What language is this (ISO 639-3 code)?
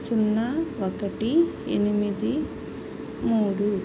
tel